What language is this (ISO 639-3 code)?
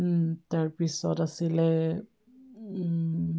asm